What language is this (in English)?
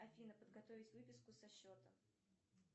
Russian